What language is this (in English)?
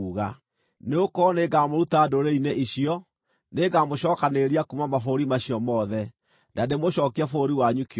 Kikuyu